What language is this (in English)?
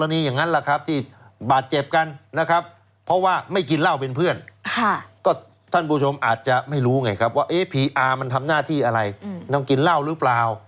Thai